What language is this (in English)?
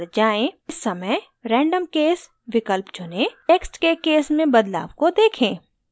Hindi